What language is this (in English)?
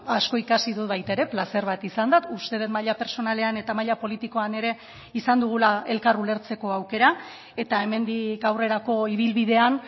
Basque